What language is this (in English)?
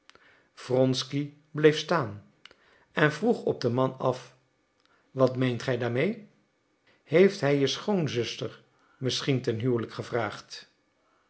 Dutch